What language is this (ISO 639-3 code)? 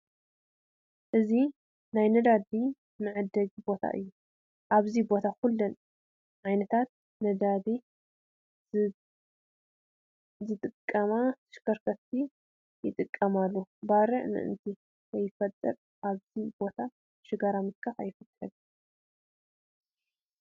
tir